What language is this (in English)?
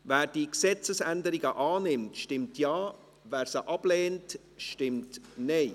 Swiss German